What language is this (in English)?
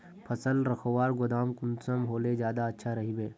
Magahi